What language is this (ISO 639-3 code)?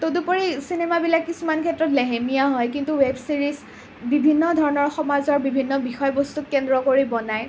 asm